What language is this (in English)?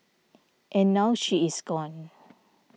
English